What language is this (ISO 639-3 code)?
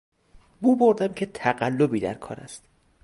fas